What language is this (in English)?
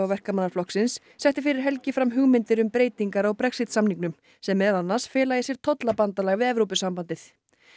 Icelandic